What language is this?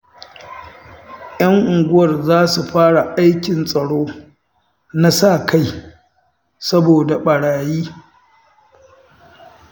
Hausa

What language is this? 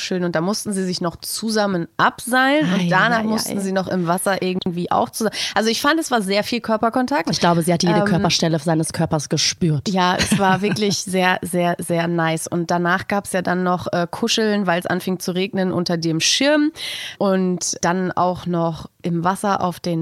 German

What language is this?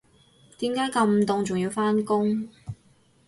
Cantonese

